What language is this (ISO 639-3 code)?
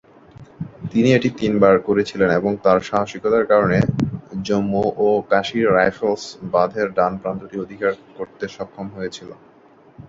ben